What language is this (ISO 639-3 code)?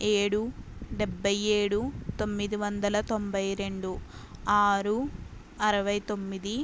tel